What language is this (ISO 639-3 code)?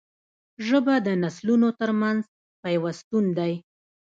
pus